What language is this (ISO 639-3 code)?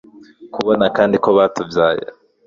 kin